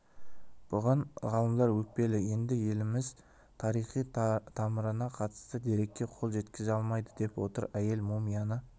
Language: Kazakh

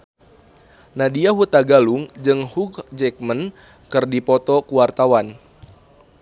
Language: Sundanese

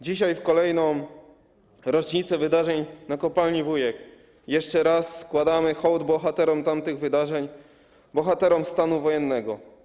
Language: Polish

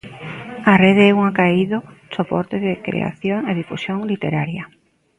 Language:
Galician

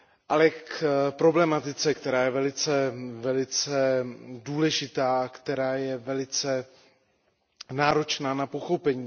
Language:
Czech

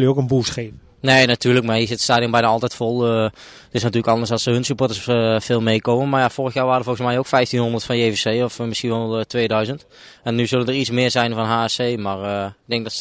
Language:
Dutch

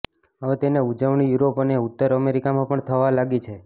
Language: Gujarati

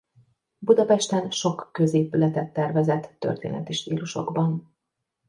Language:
Hungarian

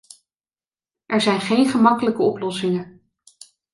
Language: Dutch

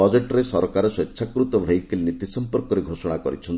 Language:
Odia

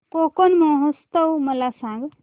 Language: Marathi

